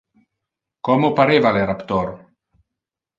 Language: Interlingua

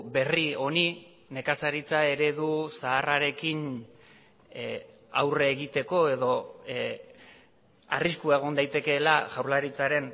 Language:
Basque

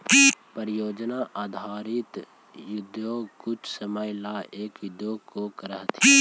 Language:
Magahi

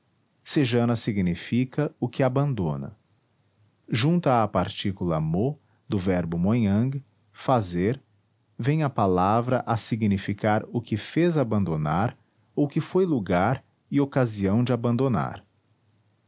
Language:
Portuguese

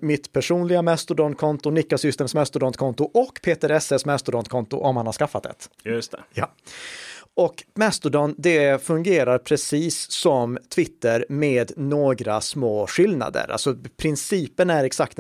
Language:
Swedish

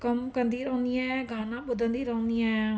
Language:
Sindhi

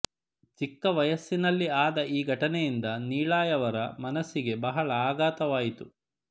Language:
Kannada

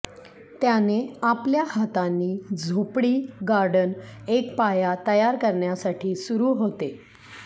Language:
Marathi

